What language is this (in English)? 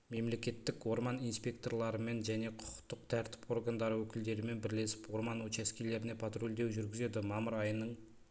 Kazakh